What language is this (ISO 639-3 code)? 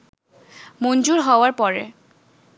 ben